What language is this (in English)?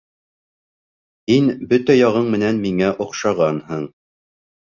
Bashkir